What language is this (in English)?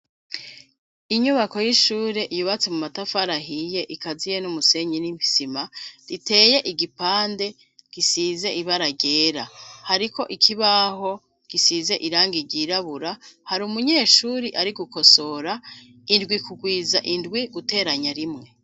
Rundi